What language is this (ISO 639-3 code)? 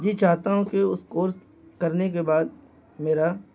urd